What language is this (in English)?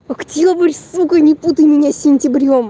Russian